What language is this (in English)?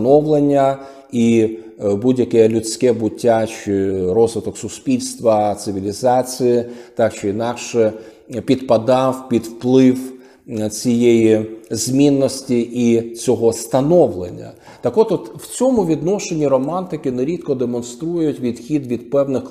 Ukrainian